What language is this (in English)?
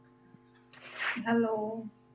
Punjabi